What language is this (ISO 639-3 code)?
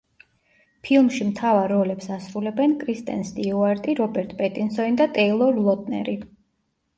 kat